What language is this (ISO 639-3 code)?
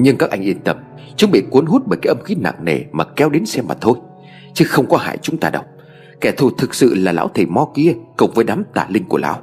vie